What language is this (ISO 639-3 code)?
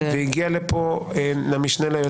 heb